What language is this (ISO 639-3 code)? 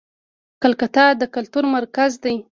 pus